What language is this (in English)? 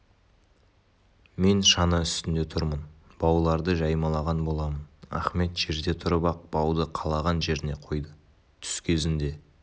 Kazakh